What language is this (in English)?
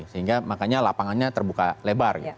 Indonesian